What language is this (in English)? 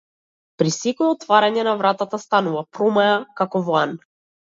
Macedonian